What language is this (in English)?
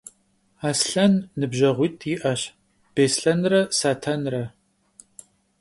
Kabardian